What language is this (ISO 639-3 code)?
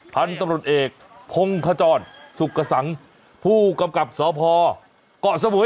tha